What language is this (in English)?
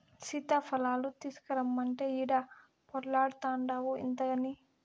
Telugu